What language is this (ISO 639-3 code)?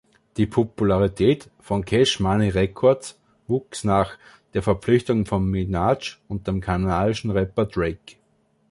deu